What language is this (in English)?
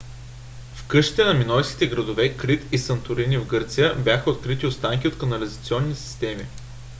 Bulgarian